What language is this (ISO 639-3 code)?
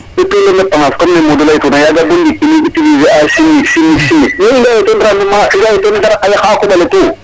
srr